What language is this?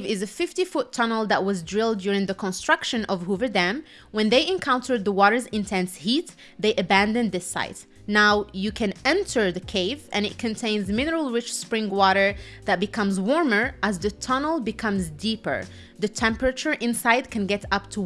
English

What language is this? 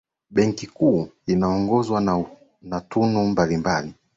Swahili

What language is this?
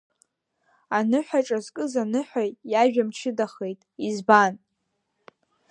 Abkhazian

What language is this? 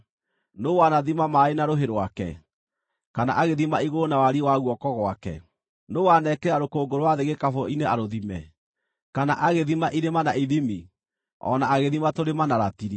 Kikuyu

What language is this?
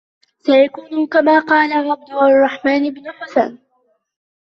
Arabic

